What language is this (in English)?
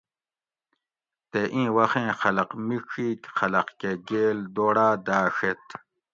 Gawri